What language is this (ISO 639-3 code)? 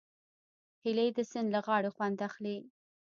pus